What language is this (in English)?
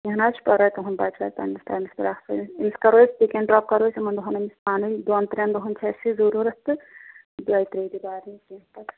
Kashmiri